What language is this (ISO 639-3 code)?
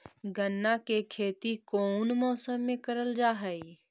mag